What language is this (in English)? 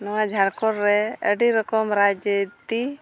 Santali